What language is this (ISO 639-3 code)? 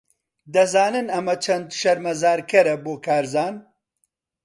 ckb